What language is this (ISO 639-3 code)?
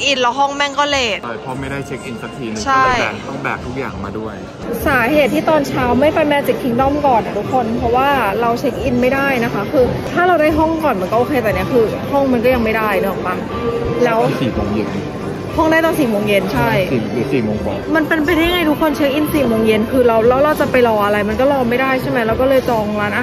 tha